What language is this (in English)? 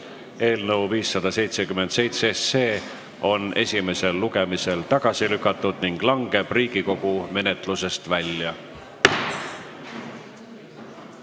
Estonian